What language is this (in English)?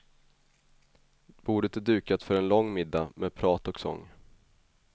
Swedish